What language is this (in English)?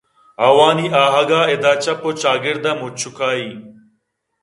Eastern Balochi